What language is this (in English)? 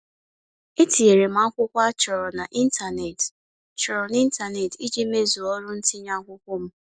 Igbo